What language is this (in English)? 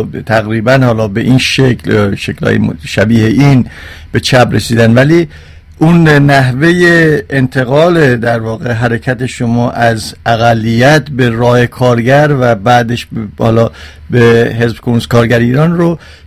Persian